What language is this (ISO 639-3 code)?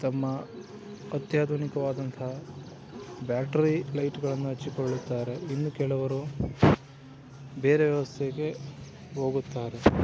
kan